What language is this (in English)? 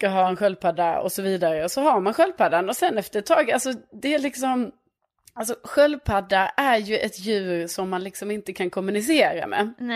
Swedish